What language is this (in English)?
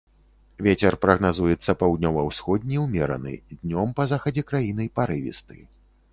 Belarusian